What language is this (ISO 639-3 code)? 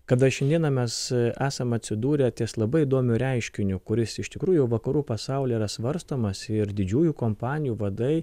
lit